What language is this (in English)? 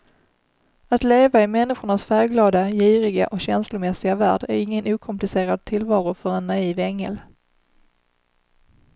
Swedish